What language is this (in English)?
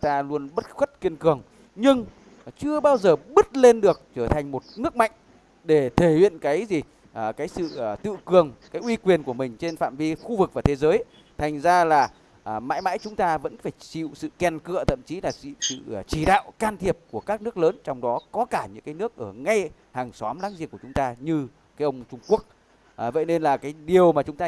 Vietnamese